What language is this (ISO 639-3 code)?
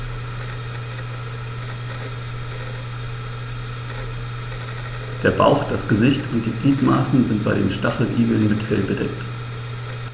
deu